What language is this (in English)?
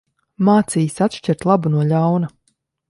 Latvian